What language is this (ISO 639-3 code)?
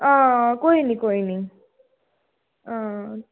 doi